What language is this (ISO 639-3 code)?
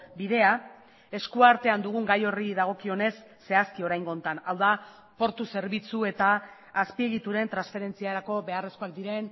eus